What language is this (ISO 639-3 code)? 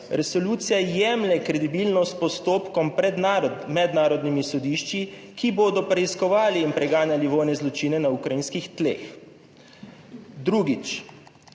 slv